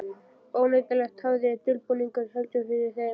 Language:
Icelandic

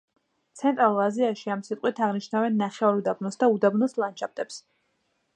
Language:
Georgian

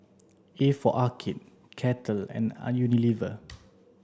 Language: English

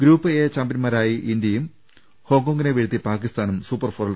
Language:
Malayalam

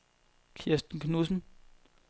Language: Danish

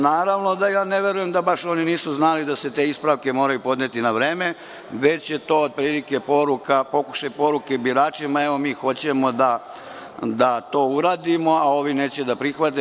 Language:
Serbian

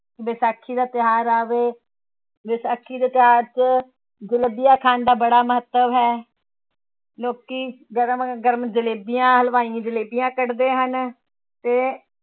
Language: Punjabi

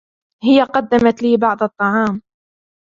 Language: Arabic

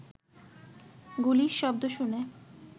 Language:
Bangla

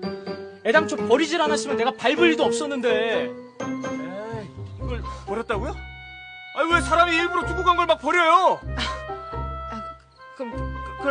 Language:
Korean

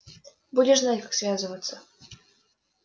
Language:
Russian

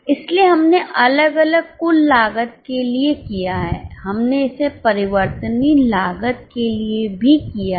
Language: Hindi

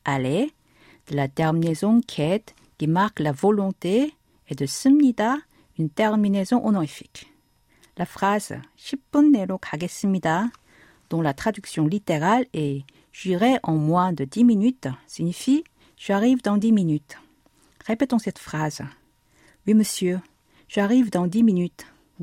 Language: French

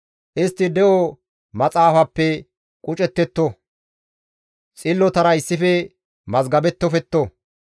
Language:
Gamo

